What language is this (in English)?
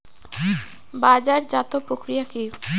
Bangla